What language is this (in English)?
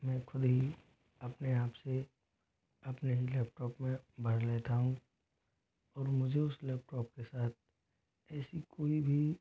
Hindi